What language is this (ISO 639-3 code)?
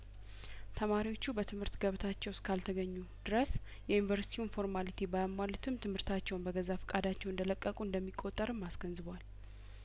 amh